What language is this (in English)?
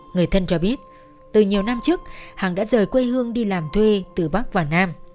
Vietnamese